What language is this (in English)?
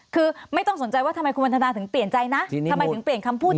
Thai